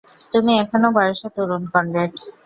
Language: Bangla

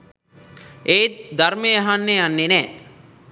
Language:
Sinhala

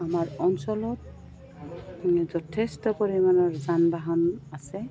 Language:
Assamese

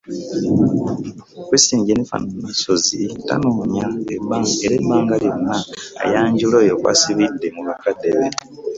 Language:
Ganda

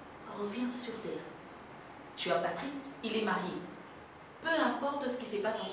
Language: French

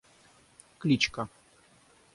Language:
Russian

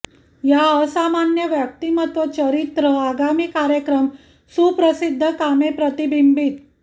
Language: Marathi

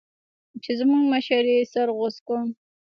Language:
Pashto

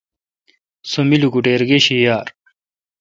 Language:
Kalkoti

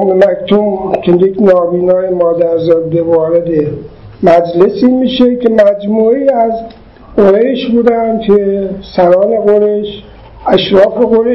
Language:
Persian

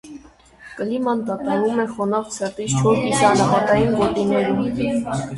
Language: Armenian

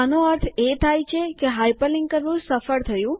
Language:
Gujarati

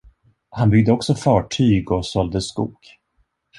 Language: Swedish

